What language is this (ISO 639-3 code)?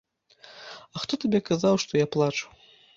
bel